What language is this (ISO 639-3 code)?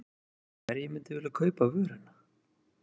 isl